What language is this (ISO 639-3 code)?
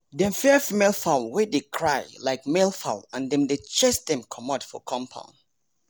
pcm